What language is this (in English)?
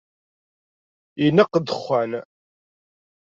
Kabyle